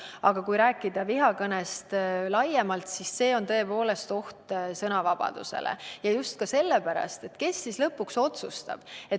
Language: Estonian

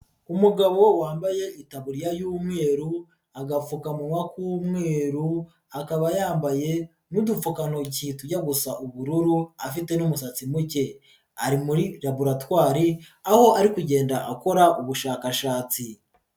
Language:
Kinyarwanda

